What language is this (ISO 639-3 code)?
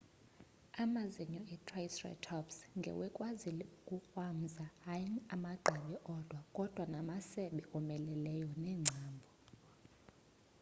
xho